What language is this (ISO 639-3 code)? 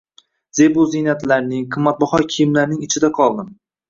uzb